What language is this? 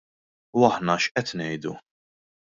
Maltese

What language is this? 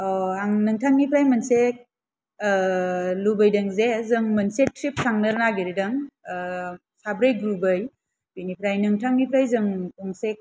Bodo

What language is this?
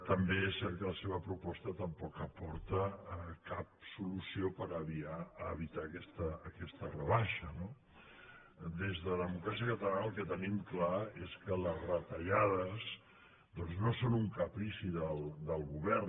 Catalan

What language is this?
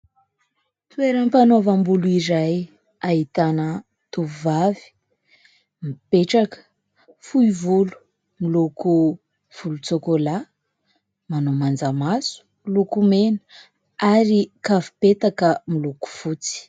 Malagasy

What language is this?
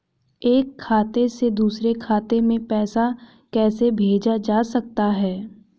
Hindi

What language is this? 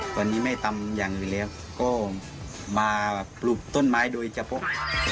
Thai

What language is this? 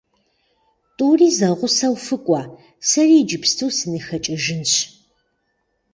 Kabardian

